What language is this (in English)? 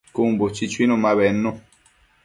Matsés